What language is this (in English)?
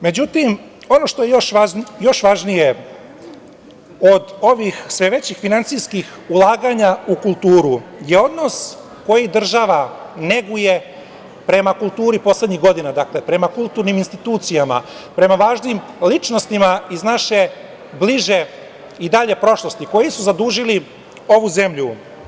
Serbian